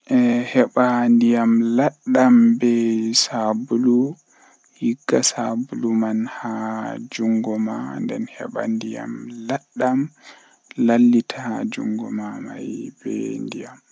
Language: Western Niger Fulfulde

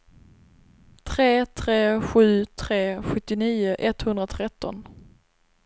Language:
Swedish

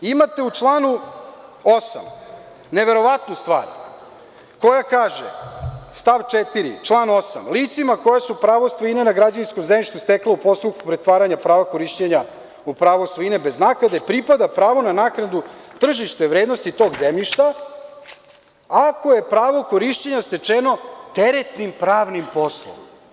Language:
Serbian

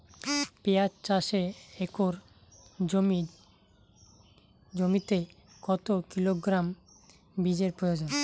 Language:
Bangla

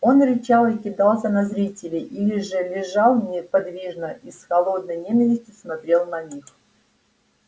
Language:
Russian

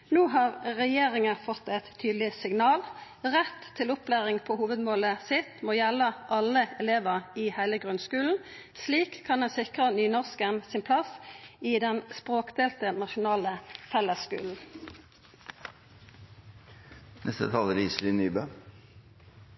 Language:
Norwegian Nynorsk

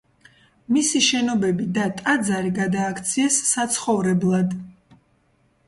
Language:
Georgian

